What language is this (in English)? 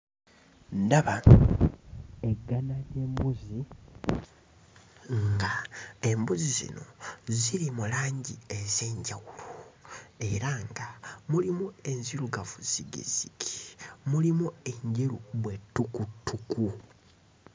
Ganda